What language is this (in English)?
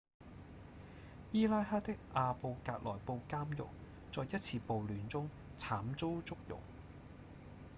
Cantonese